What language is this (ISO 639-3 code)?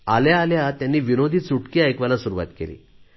mar